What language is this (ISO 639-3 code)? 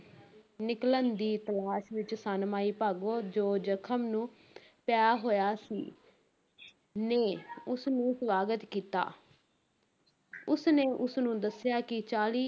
pan